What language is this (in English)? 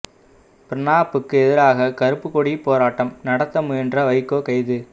Tamil